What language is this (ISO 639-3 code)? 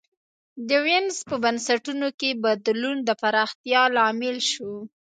pus